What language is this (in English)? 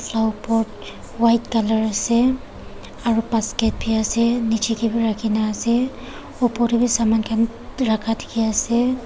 Naga Pidgin